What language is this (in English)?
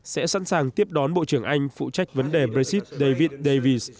Vietnamese